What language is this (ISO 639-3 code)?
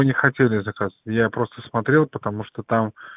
rus